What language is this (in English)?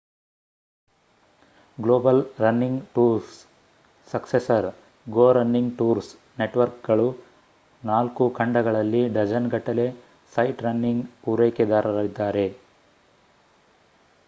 Kannada